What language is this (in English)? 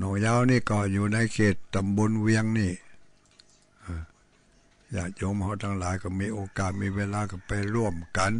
Thai